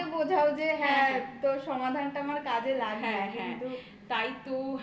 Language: Bangla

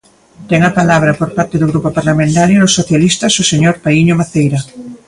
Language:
Galician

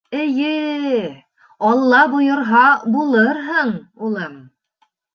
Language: Bashkir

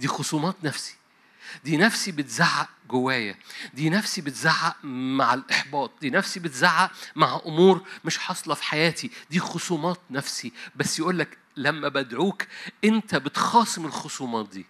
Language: Arabic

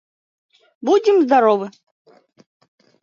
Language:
Mari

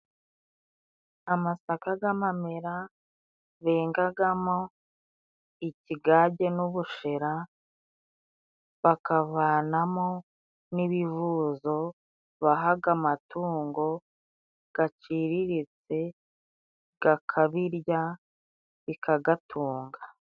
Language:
Kinyarwanda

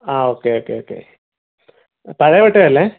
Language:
Malayalam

